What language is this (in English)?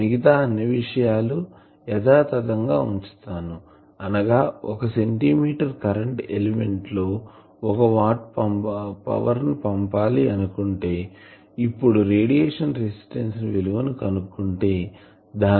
Telugu